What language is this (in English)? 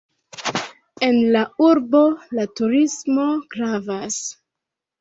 Esperanto